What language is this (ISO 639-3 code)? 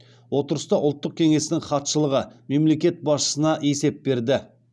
kaz